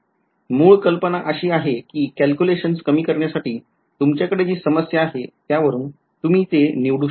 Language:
Marathi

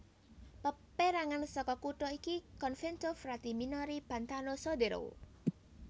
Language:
Javanese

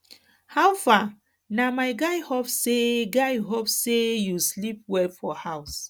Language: Nigerian Pidgin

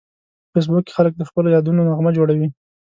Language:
Pashto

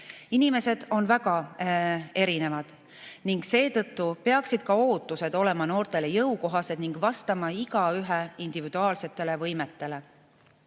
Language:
Estonian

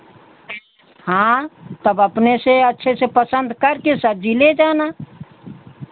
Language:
Hindi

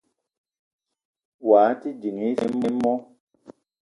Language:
Eton (Cameroon)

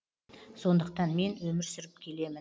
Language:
Kazakh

